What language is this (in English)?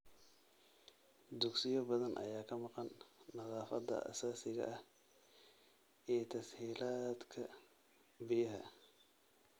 Somali